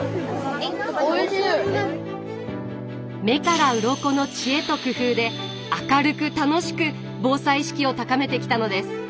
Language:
Japanese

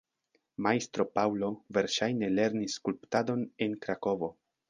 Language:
Esperanto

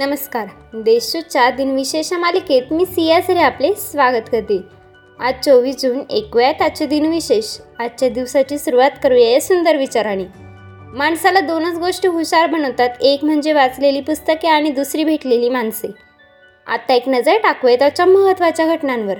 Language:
Marathi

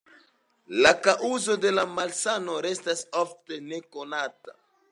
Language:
Esperanto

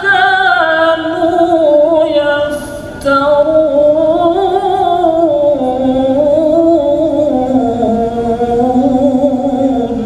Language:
Arabic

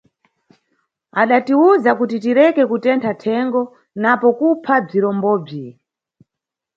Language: Nyungwe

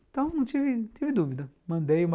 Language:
Portuguese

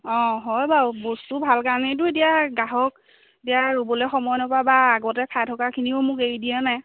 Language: Assamese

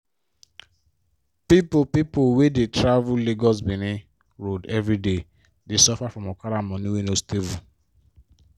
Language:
Nigerian Pidgin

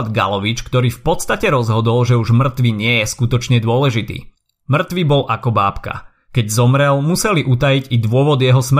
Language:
Slovak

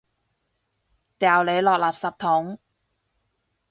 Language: Cantonese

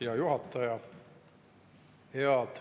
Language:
Estonian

